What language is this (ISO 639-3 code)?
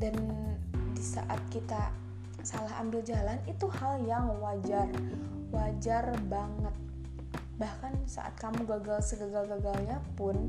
ind